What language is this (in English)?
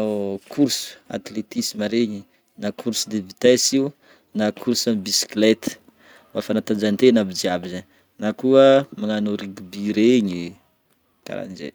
Northern Betsimisaraka Malagasy